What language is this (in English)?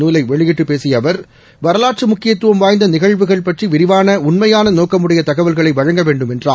Tamil